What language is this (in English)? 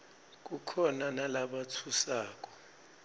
Swati